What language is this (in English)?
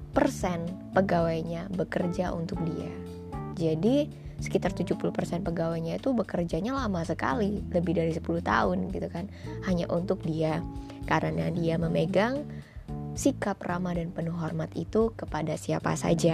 Indonesian